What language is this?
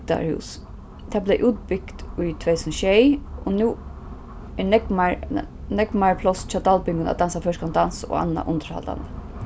Faroese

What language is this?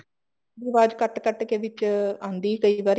Punjabi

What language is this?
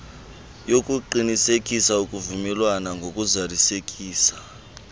Xhosa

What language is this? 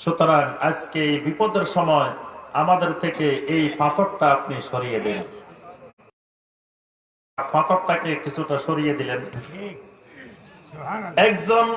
Bangla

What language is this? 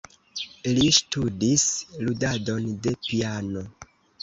Esperanto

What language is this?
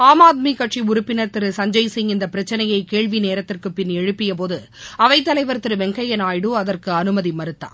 Tamil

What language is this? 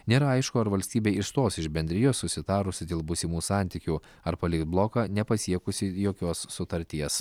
Lithuanian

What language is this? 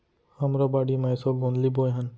Chhattisgarhi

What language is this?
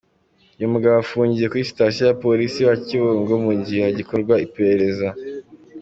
Kinyarwanda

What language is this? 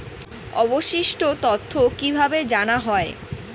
Bangla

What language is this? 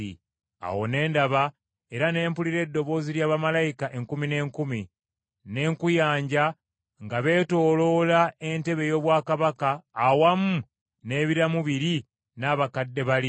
Ganda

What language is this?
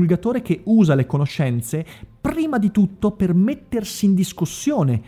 Italian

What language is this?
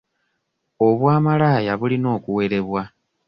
Ganda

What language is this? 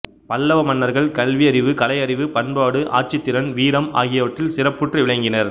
Tamil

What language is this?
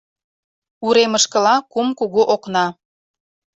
Mari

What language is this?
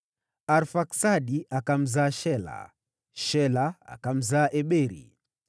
Swahili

